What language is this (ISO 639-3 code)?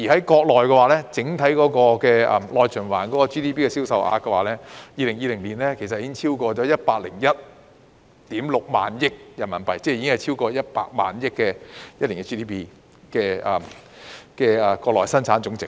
yue